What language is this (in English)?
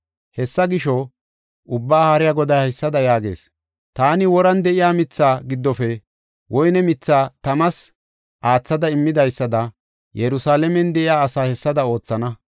Gofa